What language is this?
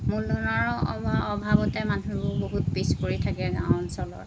Assamese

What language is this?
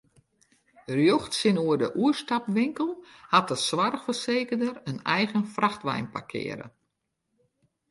Western Frisian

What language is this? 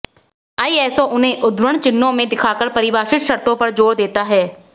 Hindi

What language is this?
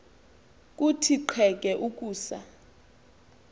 Xhosa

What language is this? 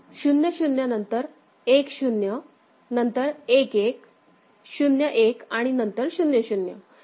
Marathi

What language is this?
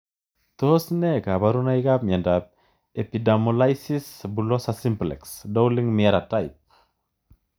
Kalenjin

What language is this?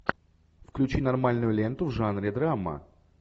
Russian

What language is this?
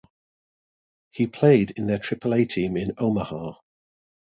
English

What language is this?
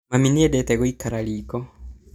Kikuyu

